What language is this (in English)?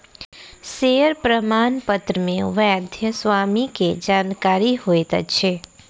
Maithili